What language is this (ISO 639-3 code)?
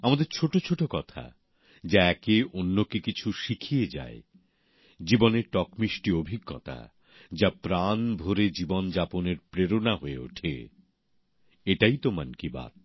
ben